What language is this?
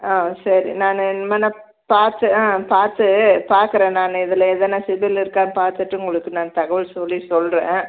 Tamil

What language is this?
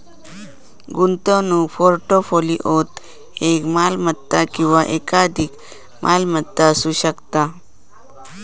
Marathi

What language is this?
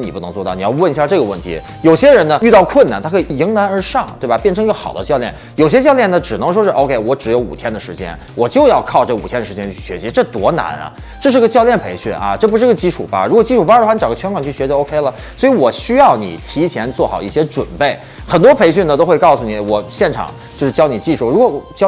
Chinese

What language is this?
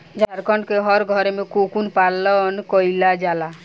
Bhojpuri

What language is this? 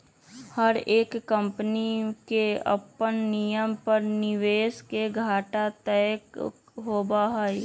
Magahi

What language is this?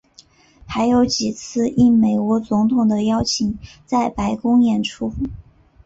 Chinese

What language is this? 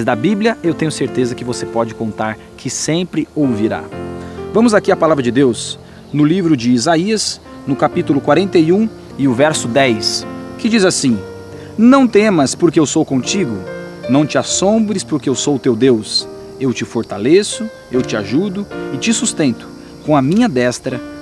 Portuguese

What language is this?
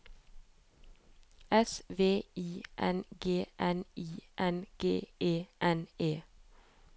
Norwegian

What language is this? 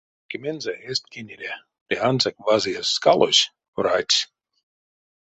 Erzya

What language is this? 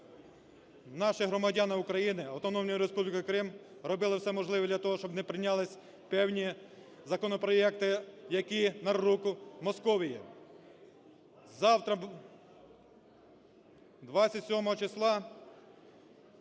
Ukrainian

